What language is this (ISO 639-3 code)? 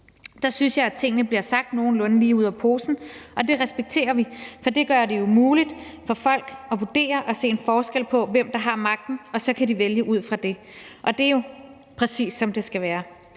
dan